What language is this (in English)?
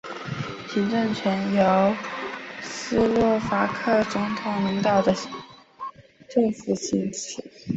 Chinese